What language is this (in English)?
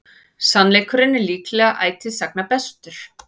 Icelandic